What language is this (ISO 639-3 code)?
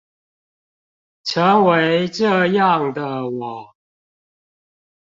zho